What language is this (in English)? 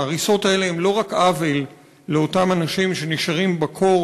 Hebrew